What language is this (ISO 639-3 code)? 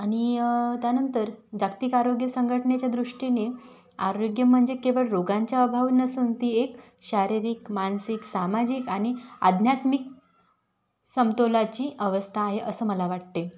mar